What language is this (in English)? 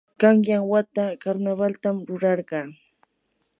Yanahuanca Pasco Quechua